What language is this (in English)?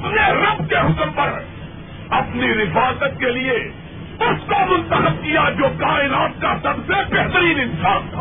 Urdu